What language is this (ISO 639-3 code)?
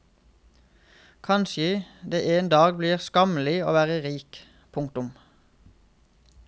nor